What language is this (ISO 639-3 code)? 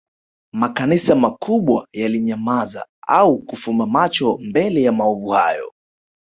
swa